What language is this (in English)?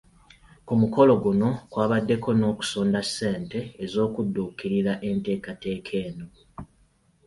Ganda